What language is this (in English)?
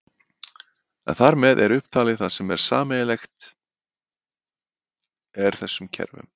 Icelandic